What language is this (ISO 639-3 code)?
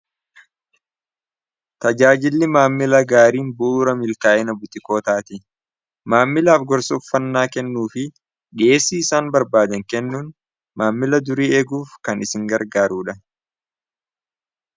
orm